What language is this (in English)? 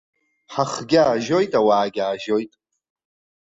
Abkhazian